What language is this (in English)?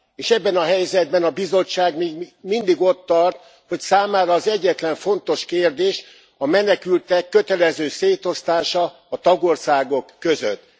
Hungarian